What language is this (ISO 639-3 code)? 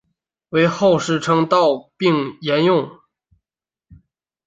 zho